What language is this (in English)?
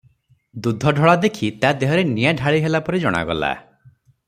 Odia